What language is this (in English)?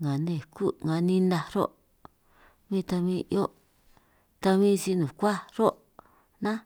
San Martín Itunyoso Triqui